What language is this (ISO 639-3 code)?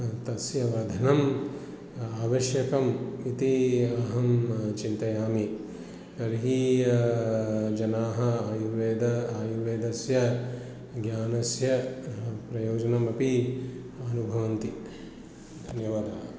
san